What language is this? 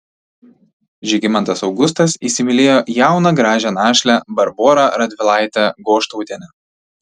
Lithuanian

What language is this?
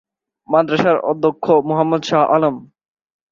Bangla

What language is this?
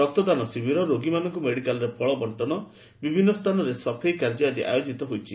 Odia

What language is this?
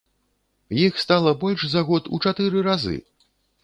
Belarusian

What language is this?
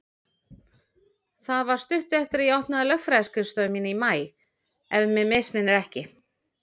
Icelandic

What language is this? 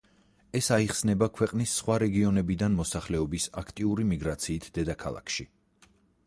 Georgian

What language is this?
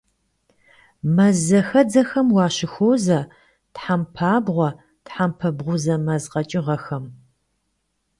Kabardian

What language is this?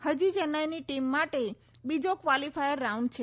Gujarati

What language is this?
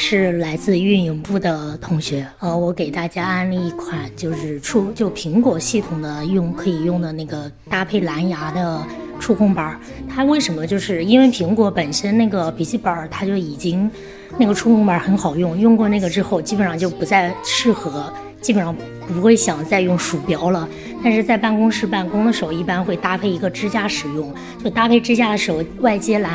Chinese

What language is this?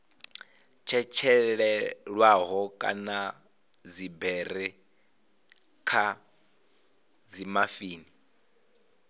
Venda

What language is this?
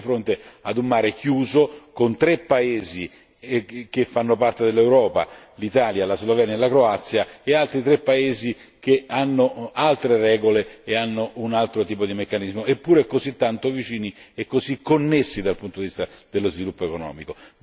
Italian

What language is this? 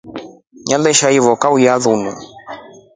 Rombo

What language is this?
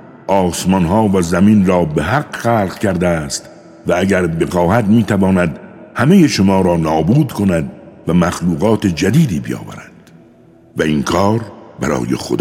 Persian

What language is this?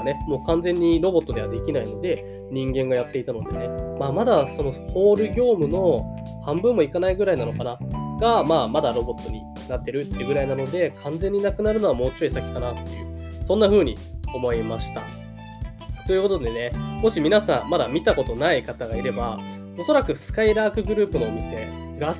Japanese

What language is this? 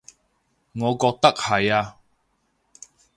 Cantonese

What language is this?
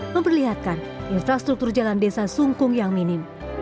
Indonesian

